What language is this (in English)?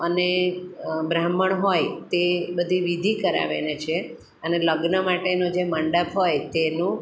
Gujarati